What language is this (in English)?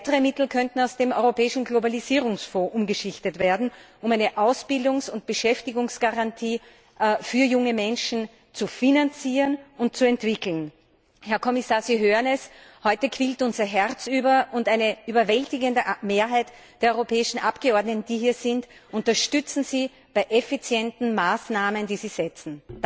German